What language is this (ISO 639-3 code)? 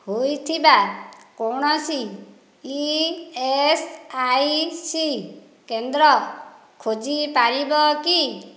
ori